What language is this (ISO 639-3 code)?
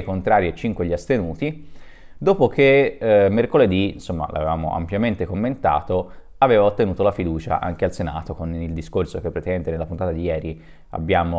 ita